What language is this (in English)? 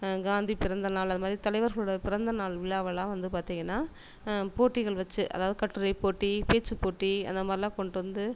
Tamil